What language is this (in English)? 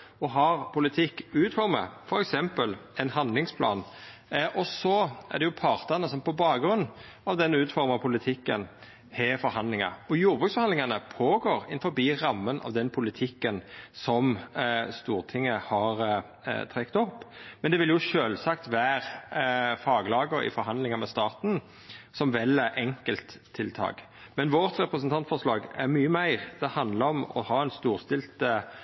Norwegian Nynorsk